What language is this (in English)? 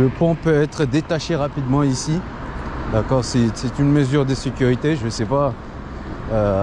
French